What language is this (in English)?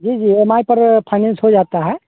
Hindi